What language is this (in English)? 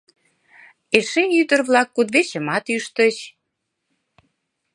Mari